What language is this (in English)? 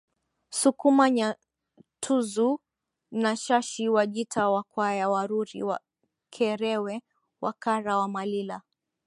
Swahili